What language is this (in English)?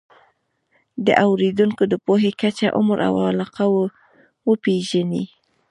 Pashto